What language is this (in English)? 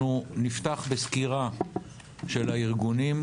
Hebrew